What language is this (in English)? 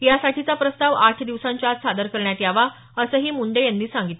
Marathi